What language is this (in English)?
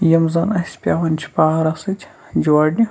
Kashmiri